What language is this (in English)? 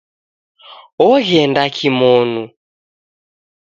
Taita